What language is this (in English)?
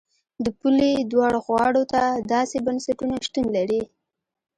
Pashto